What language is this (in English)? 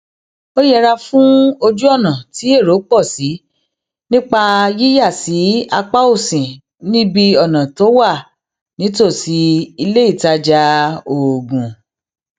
Yoruba